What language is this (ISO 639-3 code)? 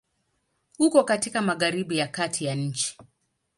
swa